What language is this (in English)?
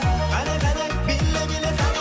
Kazakh